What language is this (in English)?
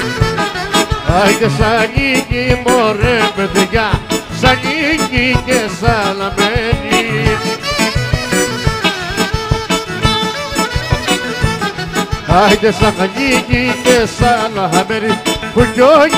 Romanian